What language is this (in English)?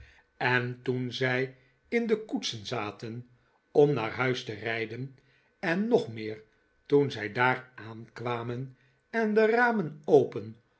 Dutch